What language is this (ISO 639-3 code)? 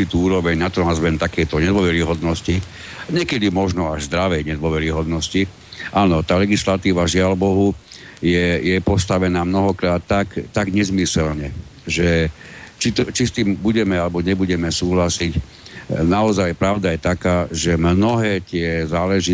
slk